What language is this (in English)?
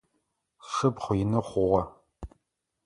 Adyghe